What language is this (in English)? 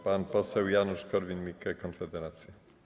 Polish